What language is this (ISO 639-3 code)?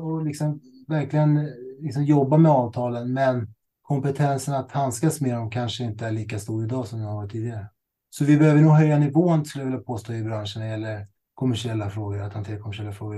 swe